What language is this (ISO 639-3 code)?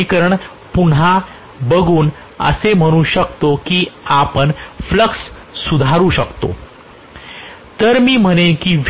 mar